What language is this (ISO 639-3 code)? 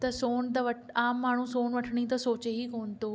snd